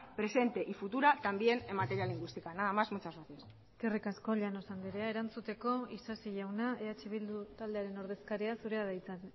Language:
Basque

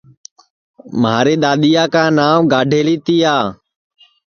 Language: Sansi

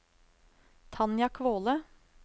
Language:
Norwegian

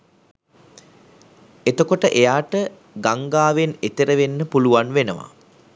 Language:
Sinhala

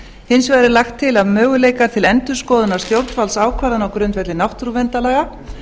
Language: Icelandic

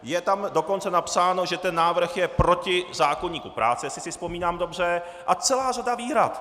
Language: Czech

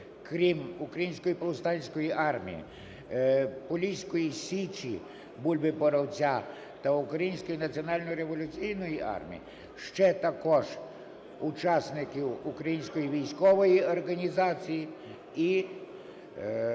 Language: Ukrainian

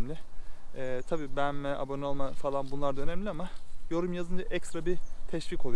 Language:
Turkish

